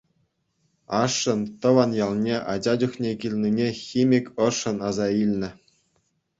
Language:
Chuvash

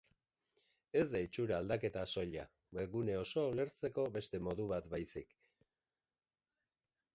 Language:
Basque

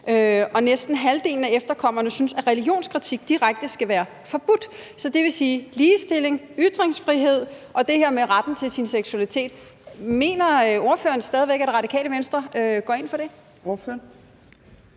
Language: Danish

